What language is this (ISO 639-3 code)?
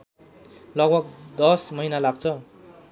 nep